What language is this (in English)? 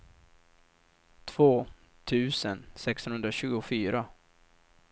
Swedish